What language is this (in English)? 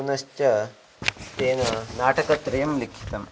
Sanskrit